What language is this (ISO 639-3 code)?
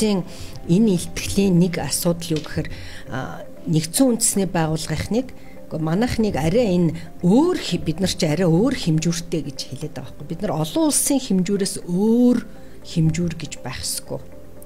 tur